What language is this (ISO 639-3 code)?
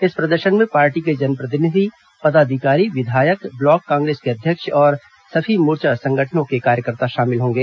hin